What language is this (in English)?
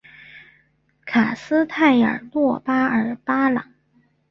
Chinese